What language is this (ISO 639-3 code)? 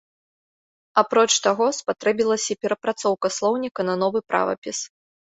bel